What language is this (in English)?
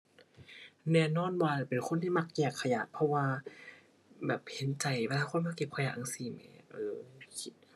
Thai